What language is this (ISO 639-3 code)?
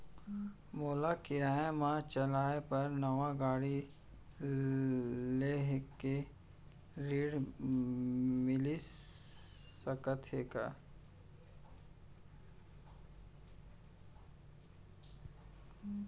hne